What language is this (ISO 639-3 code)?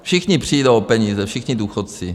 ces